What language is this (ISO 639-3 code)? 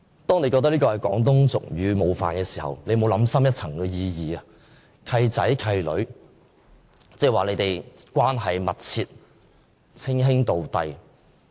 yue